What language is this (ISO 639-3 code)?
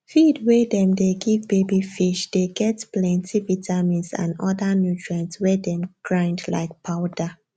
pcm